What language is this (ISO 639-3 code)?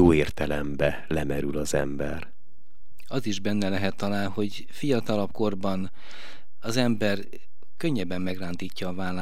hun